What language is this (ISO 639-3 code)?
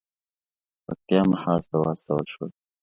pus